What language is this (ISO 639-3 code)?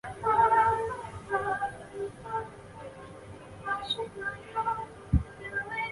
zho